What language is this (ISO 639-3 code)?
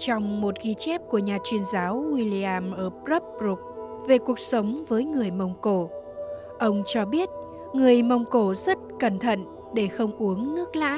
vie